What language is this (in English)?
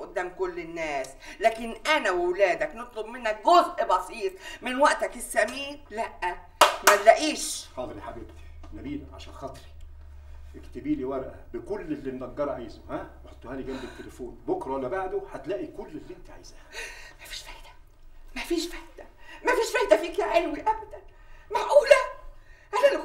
Arabic